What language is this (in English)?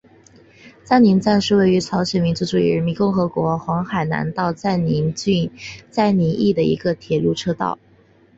Chinese